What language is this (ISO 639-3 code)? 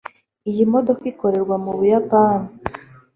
kin